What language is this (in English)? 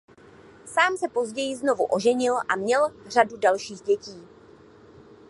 Czech